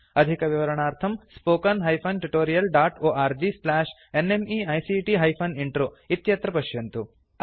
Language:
Sanskrit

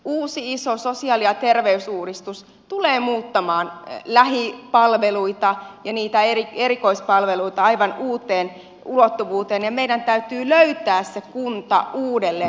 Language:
Finnish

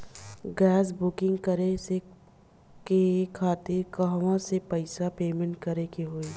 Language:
Bhojpuri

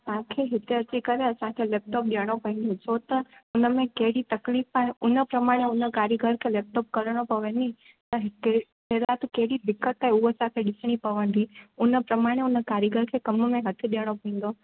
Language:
Sindhi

